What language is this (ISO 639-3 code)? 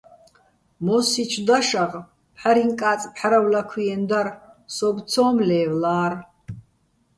bbl